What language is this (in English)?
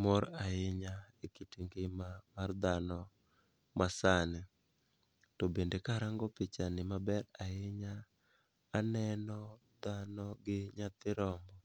Luo (Kenya and Tanzania)